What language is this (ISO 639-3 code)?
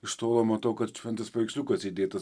lit